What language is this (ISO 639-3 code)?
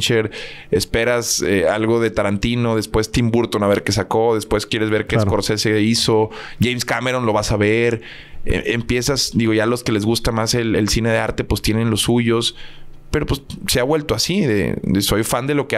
spa